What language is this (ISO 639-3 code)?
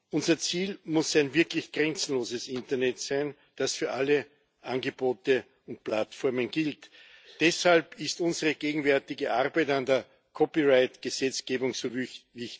deu